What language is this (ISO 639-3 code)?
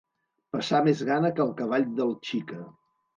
cat